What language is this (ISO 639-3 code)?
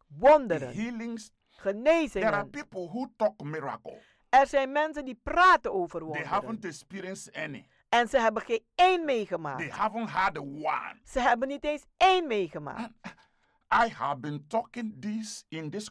nld